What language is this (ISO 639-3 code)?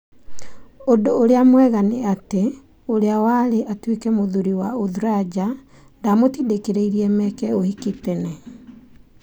kik